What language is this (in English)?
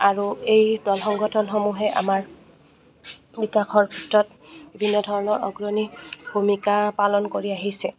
Assamese